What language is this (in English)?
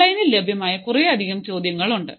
Malayalam